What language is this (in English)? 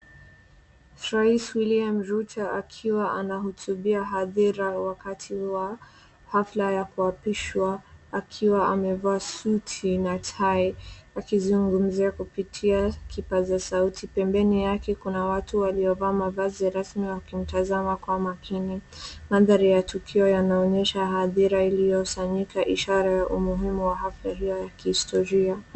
Swahili